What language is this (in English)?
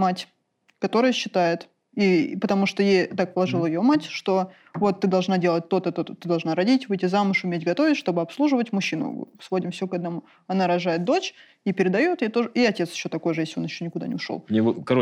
Russian